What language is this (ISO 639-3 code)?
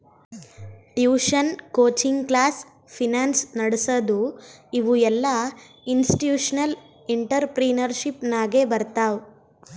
kan